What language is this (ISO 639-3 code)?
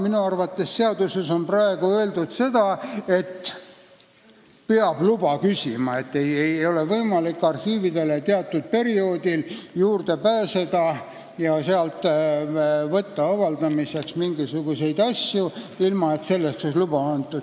est